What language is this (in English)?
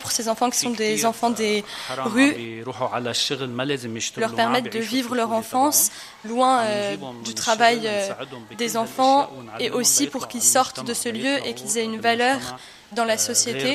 French